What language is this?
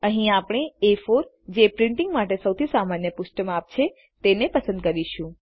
Gujarati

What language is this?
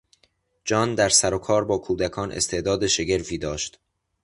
Persian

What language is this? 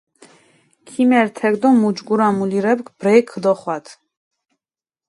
Mingrelian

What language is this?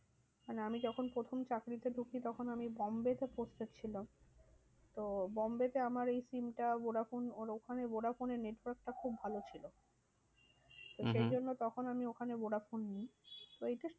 Bangla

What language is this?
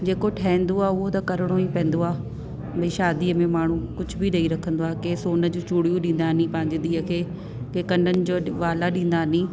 Sindhi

